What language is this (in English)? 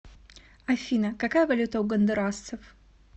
Russian